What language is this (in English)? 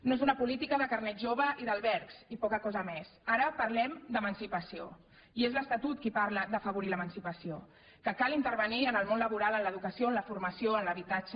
Catalan